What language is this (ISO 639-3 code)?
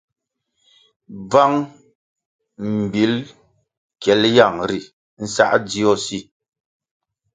nmg